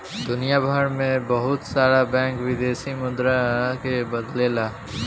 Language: Bhojpuri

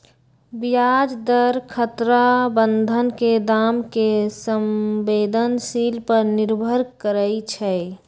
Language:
Magahi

